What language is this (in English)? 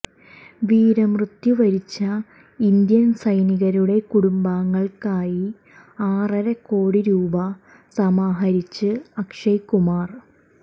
Malayalam